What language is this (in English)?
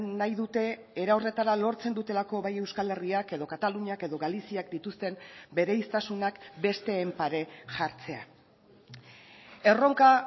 Basque